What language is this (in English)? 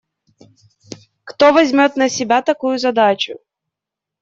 Russian